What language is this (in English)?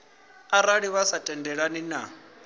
Venda